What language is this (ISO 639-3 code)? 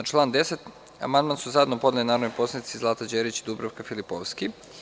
srp